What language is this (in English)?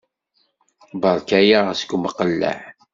Kabyle